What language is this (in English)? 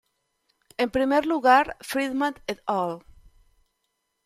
Spanish